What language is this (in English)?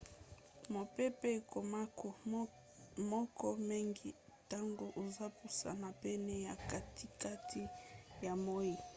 Lingala